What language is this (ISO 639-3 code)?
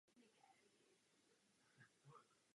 ces